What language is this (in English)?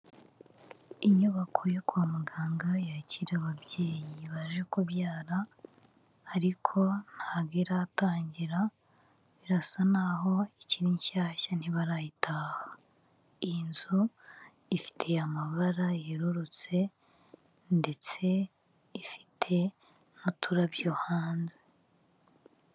Kinyarwanda